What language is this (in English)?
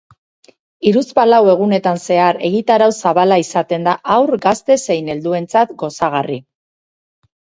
Basque